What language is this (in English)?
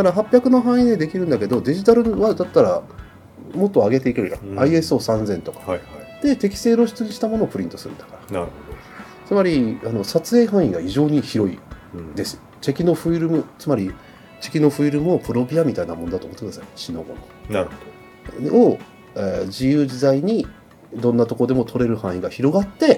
Japanese